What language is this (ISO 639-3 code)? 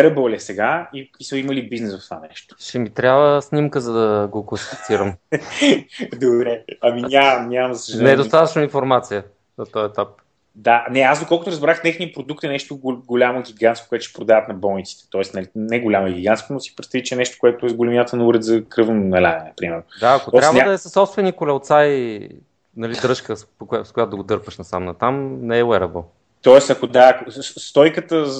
bul